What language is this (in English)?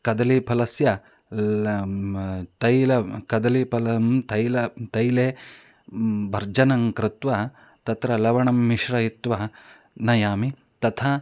Sanskrit